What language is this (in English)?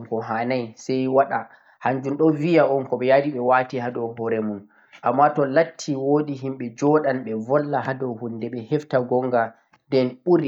Central-Eastern Niger Fulfulde